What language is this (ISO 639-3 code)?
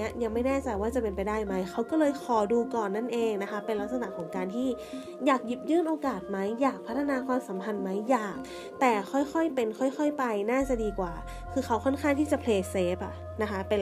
tha